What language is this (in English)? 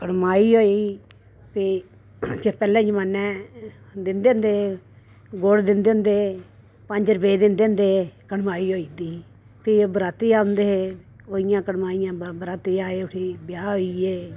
Dogri